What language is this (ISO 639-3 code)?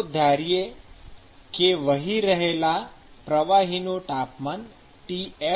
guj